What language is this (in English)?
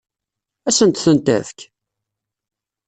Kabyle